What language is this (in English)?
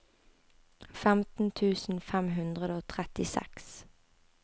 Norwegian